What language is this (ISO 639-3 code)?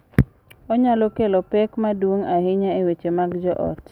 luo